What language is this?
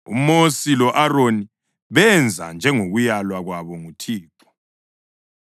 North Ndebele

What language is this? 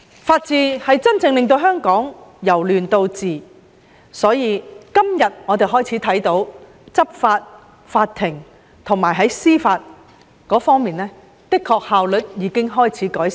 Cantonese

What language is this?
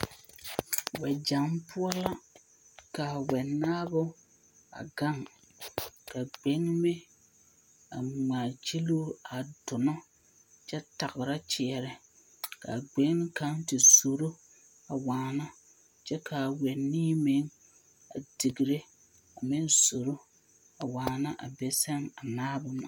Southern Dagaare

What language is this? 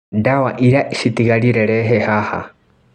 Kikuyu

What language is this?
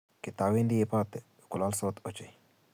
Kalenjin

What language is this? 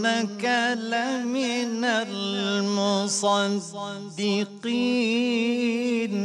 Arabic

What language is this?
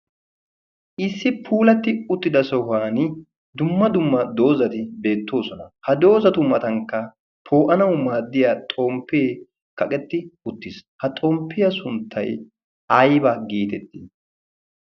Wolaytta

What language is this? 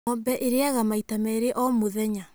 Kikuyu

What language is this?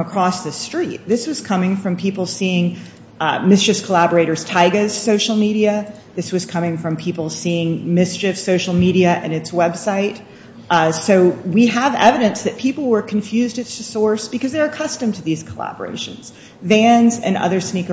English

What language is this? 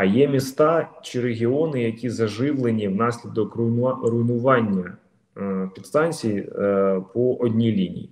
Ukrainian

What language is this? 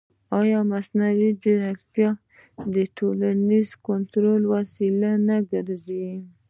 Pashto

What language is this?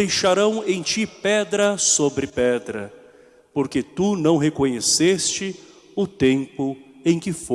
Portuguese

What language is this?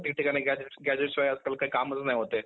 Marathi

